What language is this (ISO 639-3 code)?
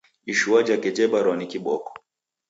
dav